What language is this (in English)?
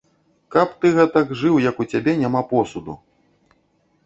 Belarusian